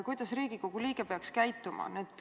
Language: Estonian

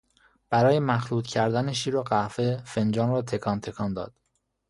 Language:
Persian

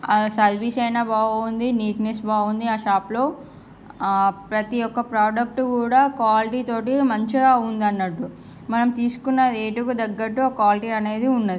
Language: Telugu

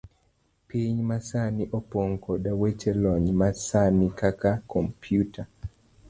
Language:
Luo (Kenya and Tanzania)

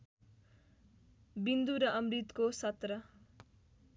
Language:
Nepali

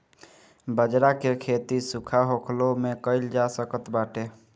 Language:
Bhojpuri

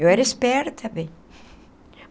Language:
Portuguese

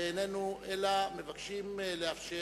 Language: Hebrew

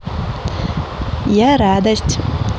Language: Russian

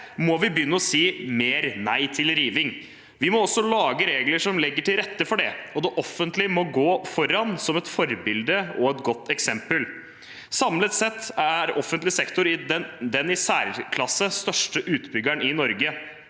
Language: Norwegian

